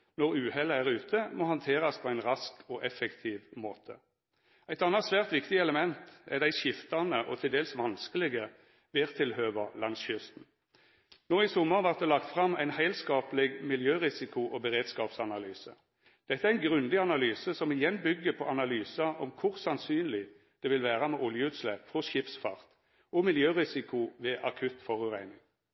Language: Norwegian Nynorsk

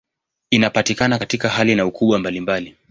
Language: Swahili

